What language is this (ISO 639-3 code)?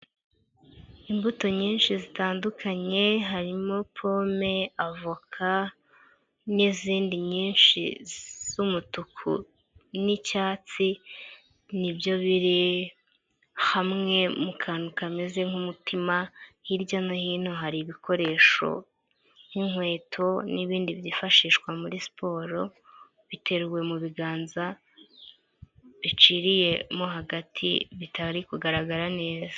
kin